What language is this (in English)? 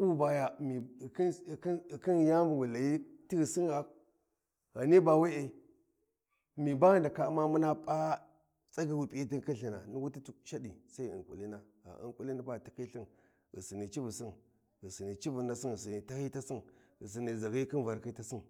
Warji